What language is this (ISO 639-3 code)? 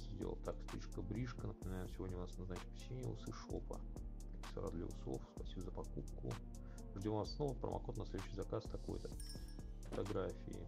rus